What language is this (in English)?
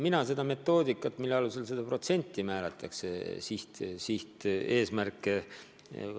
Estonian